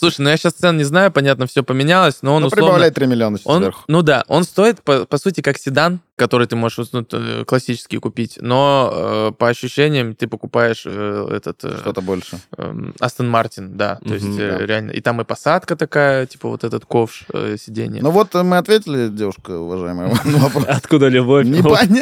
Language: Russian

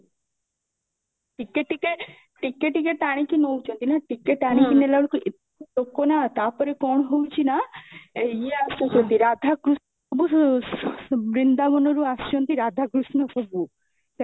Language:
Odia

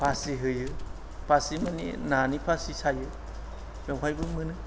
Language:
Bodo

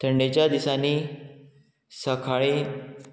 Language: Konkani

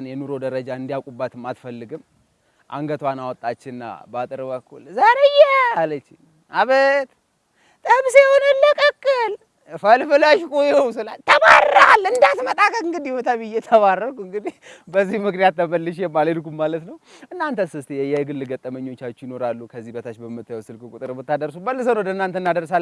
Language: Amharic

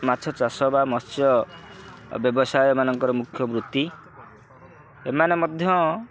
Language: Odia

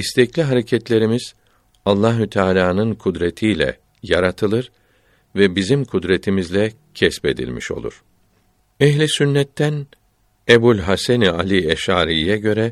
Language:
Turkish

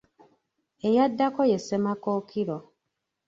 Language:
Ganda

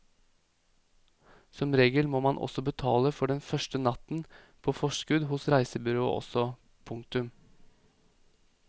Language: Norwegian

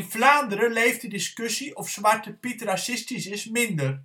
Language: Dutch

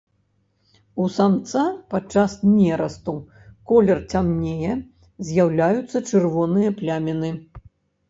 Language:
Belarusian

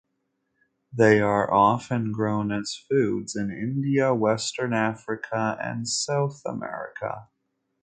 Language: English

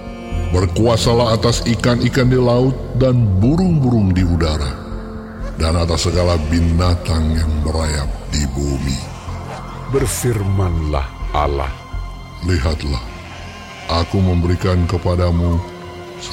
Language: Indonesian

